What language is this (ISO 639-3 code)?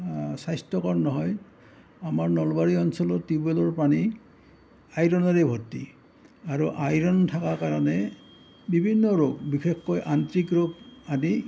asm